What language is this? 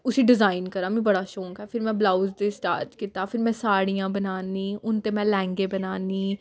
Dogri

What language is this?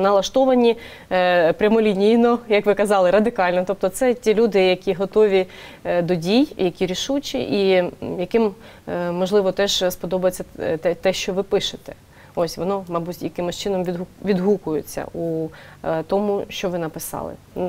Ukrainian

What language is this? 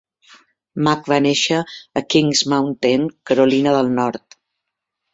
Catalan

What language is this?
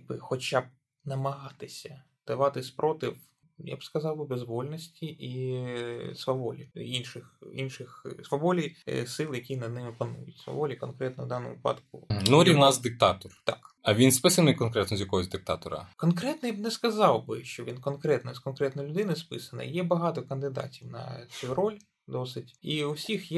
Ukrainian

